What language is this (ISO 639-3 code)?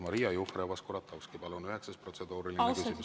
est